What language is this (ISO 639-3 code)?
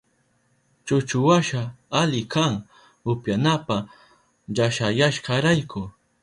qup